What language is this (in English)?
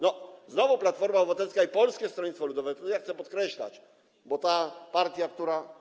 Polish